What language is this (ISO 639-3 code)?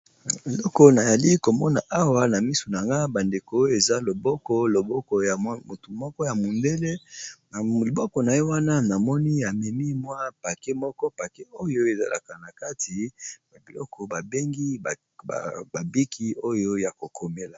lin